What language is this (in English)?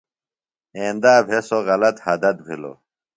Phalura